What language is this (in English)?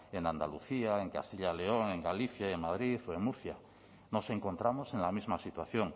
Spanish